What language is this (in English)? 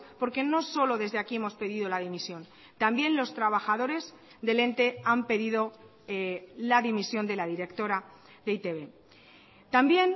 Spanish